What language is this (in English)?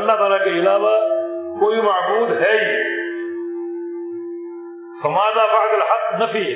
Urdu